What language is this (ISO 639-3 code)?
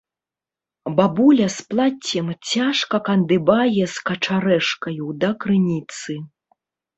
bel